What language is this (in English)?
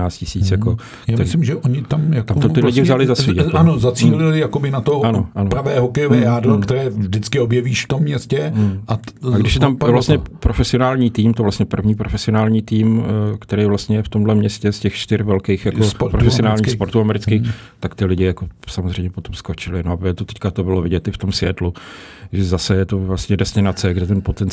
Czech